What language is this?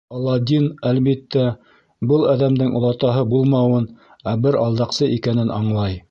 Bashkir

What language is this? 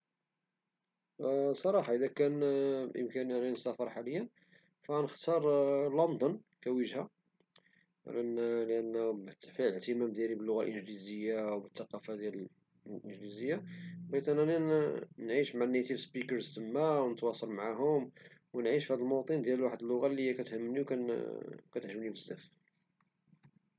Moroccan Arabic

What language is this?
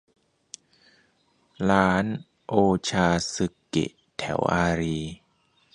Thai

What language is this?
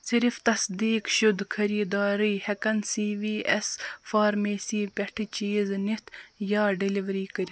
Kashmiri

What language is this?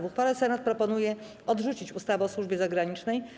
Polish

